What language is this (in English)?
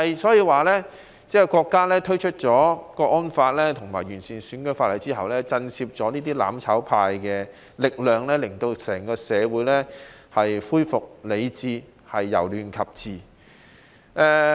Cantonese